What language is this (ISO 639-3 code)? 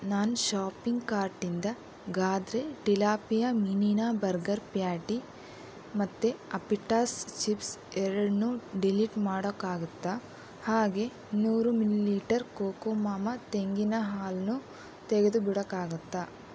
kan